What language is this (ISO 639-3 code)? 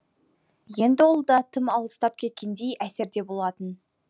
kaz